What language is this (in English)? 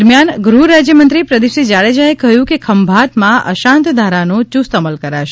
Gujarati